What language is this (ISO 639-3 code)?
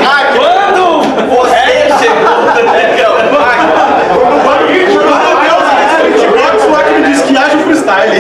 por